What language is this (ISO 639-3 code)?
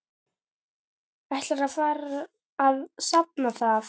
isl